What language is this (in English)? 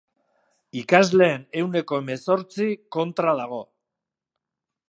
Basque